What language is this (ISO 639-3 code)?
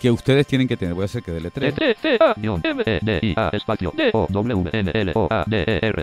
spa